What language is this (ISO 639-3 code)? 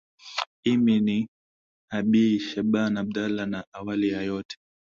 swa